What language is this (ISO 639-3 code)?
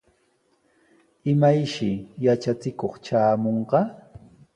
qws